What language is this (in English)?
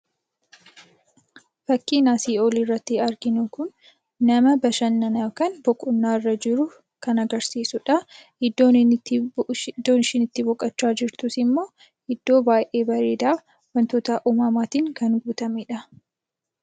Oromo